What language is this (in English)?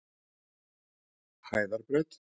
Icelandic